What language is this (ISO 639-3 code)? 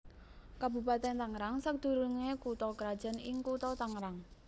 jav